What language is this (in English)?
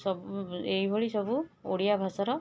Odia